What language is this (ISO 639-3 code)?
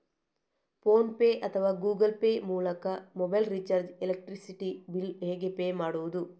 kan